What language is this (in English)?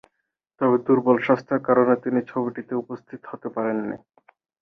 Bangla